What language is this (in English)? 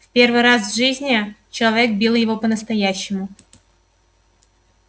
Russian